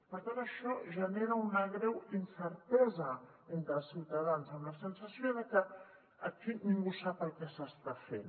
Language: Catalan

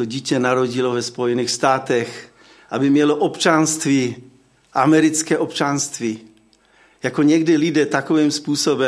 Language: Czech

